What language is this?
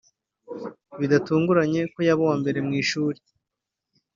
Kinyarwanda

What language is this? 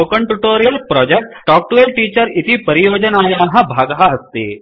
Sanskrit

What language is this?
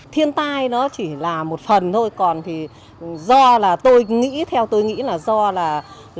Vietnamese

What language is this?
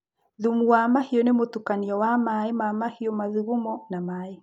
Kikuyu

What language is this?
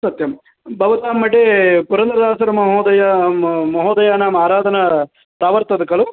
Sanskrit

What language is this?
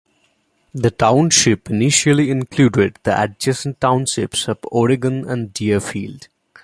English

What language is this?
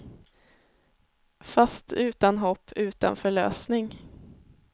Swedish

